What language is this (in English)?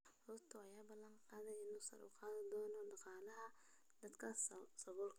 Somali